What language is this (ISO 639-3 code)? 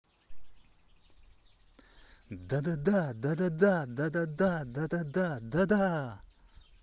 rus